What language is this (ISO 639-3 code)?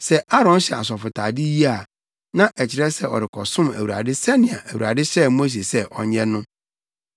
aka